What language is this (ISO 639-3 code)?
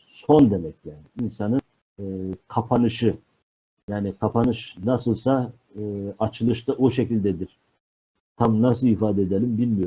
tur